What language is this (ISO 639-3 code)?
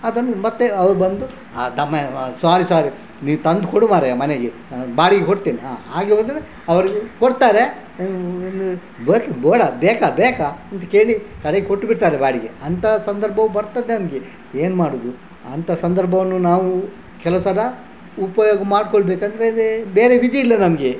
kan